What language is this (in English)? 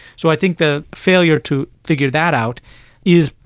English